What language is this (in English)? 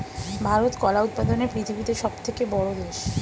Bangla